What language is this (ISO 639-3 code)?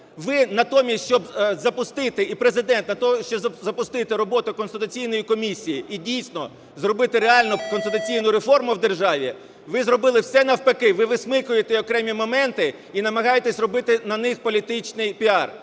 ukr